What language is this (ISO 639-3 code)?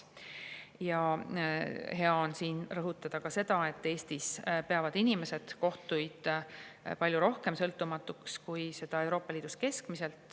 est